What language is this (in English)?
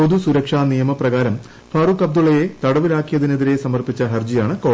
Malayalam